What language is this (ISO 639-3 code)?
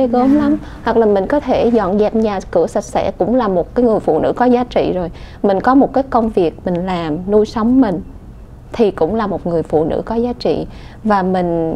vie